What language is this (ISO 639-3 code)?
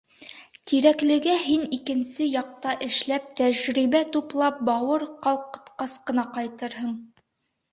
bak